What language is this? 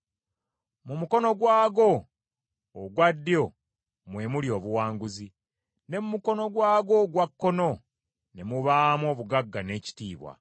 Ganda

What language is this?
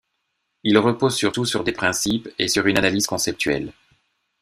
French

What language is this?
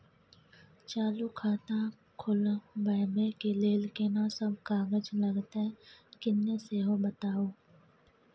Maithili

